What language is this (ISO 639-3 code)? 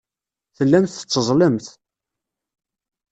kab